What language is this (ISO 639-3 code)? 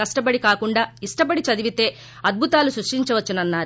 tel